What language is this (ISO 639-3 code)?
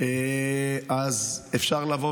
heb